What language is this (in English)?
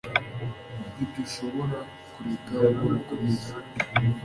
Kinyarwanda